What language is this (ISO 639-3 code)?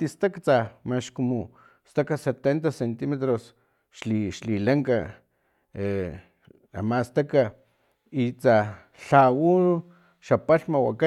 tlp